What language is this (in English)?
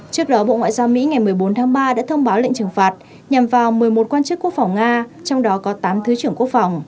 Vietnamese